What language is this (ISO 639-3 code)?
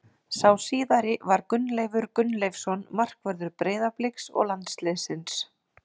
isl